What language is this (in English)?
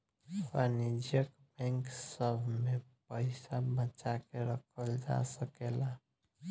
Bhojpuri